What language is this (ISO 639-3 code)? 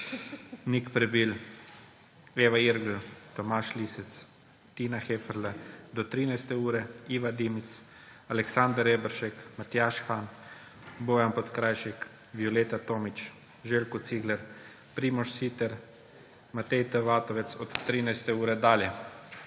slv